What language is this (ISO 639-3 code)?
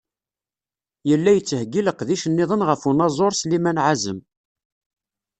kab